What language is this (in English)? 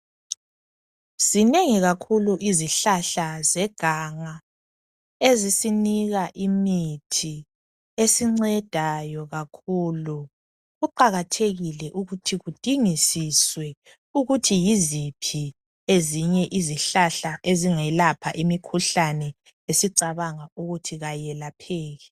North Ndebele